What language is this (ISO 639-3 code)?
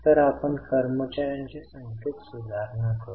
mar